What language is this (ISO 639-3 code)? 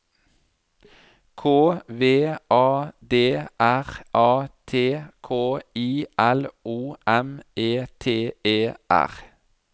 nor